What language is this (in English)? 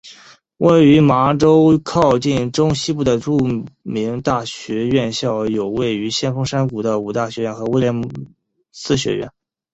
Chinese